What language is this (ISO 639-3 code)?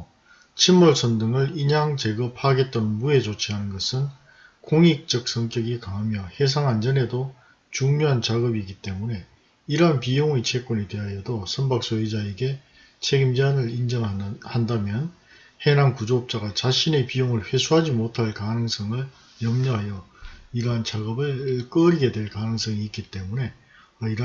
kor